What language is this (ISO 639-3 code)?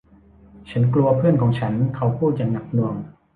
tha